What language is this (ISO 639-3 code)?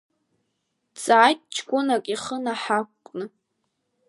abk